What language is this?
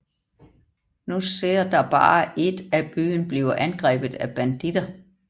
Danish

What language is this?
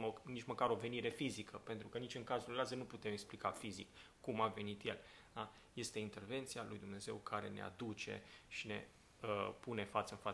Romanian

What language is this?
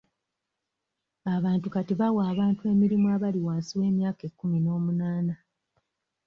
Ganda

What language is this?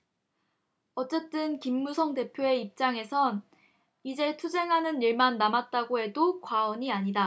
Korean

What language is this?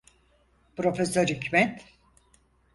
Turkish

